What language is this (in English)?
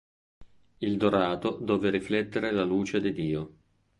Italian